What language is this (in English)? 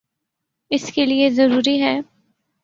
Urdu